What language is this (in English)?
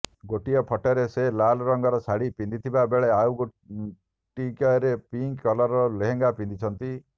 Odia